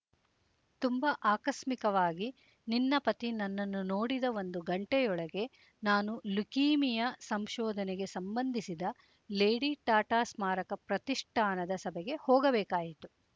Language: Kannada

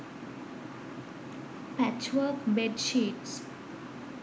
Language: Sinhala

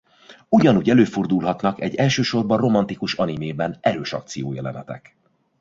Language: Hungarian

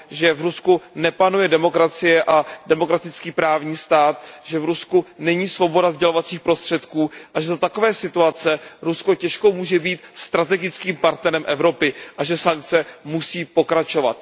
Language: Czech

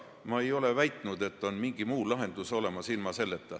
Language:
Estonian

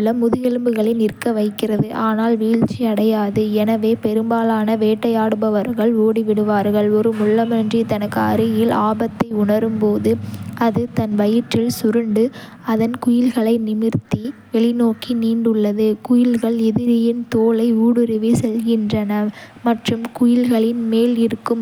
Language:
Kota (India)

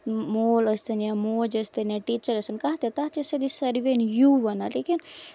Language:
Kashmiri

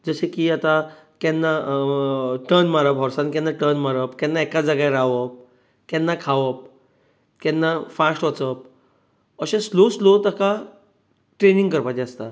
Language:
Konkani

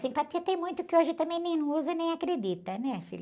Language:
Portuguese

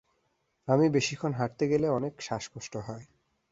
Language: Bangla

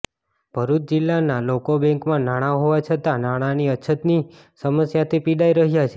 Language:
Gujarati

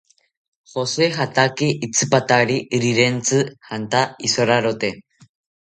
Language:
South Ucayali Ashéninka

